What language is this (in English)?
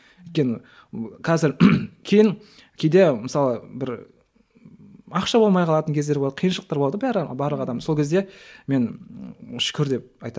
Kazakh